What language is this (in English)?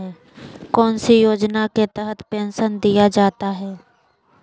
Magahi